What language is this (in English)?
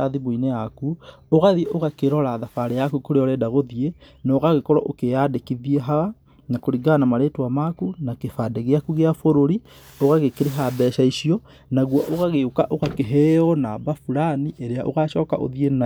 Kikuyu